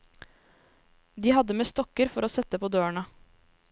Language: Norwegian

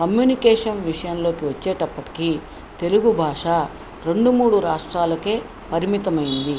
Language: Telugu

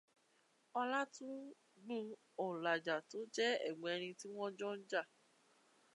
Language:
Yoruba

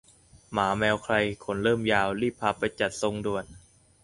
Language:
Thai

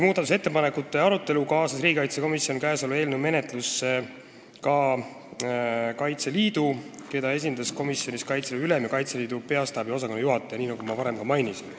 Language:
Estonian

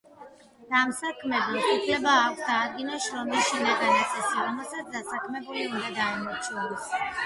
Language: Georgian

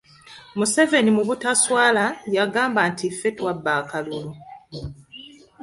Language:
Ganda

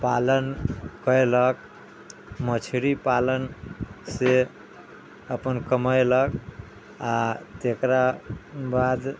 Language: Maithili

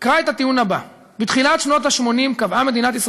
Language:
Hebrew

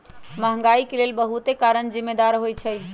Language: Magahi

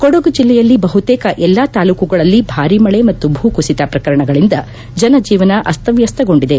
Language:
Kannada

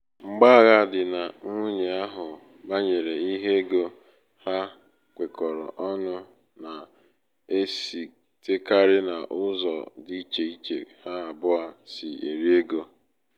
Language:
Igbo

